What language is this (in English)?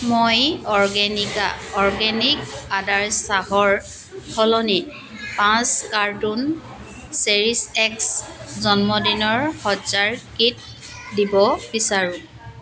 Assamese